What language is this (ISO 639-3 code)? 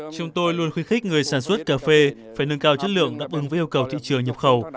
vie